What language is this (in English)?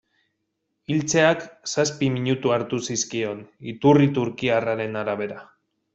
Basque